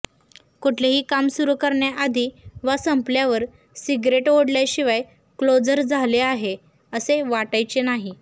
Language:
Marathi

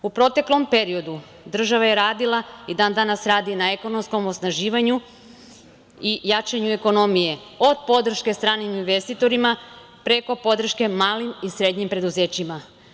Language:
Serbian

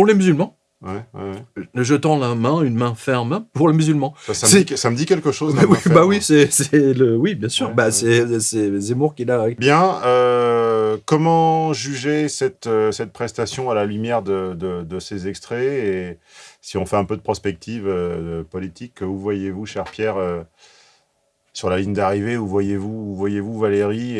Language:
French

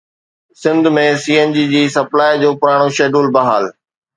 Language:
Sindhi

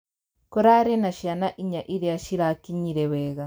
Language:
Kikuyu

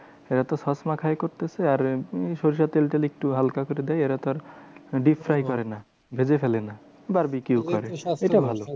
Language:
Bangla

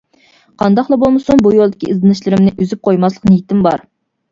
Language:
Uyghur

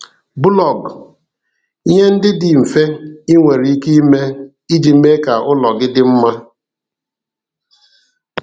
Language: Igbo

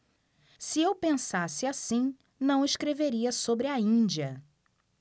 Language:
Portuguese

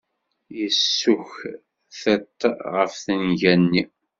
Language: Kabyle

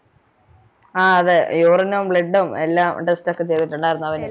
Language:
Malayalam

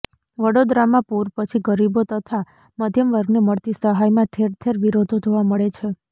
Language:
Gujarati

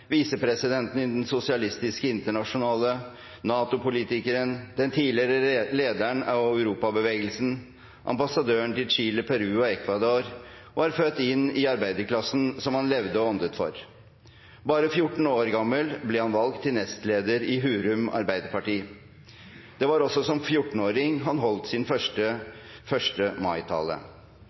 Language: Norwegian Bokmål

